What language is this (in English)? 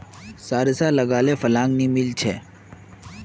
Magahi